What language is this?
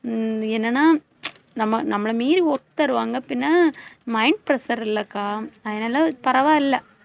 Tamil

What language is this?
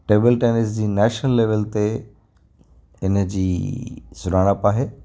Sindhi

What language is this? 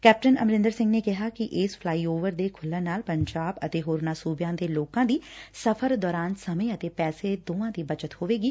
Punjabi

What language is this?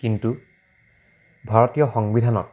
Assamese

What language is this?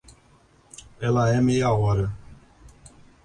Portuguese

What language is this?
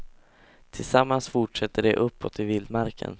Swedish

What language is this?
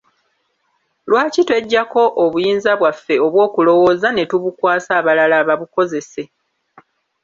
Ganda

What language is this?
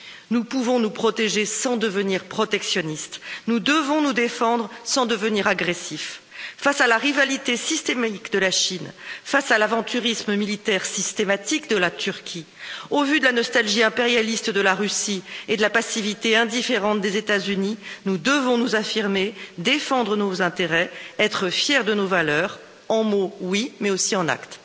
French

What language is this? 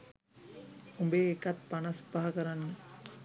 Sinhala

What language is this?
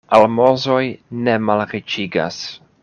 Esperanto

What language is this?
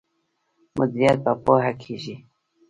Pashto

